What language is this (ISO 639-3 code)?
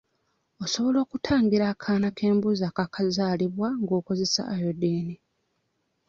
lug